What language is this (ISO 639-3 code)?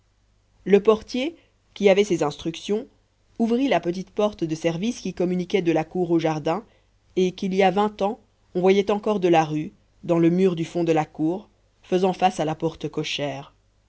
fra